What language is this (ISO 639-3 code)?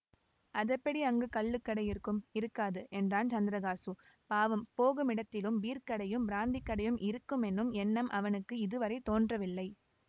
tam